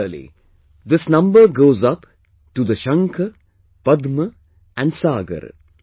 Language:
English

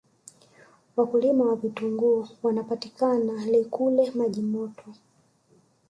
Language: Swahili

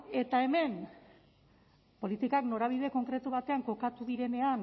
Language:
Basque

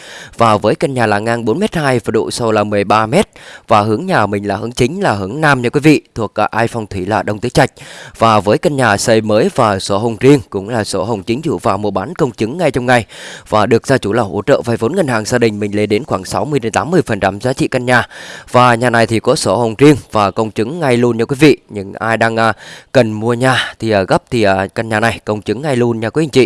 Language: Vietnamese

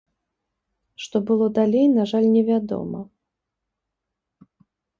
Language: Belarusian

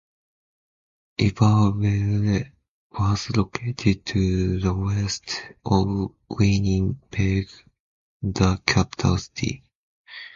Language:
English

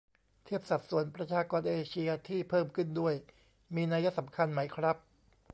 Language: Thai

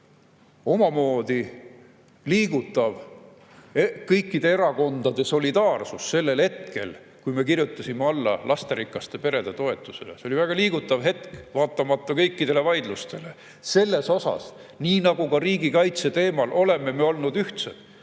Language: Estonian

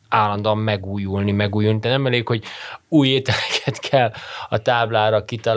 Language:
Hungarian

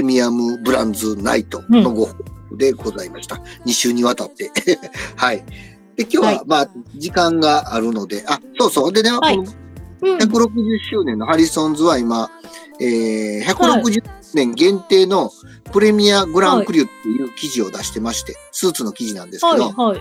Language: Japanese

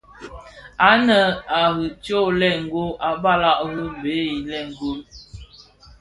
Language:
Bafia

